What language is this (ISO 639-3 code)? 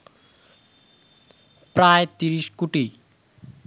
ben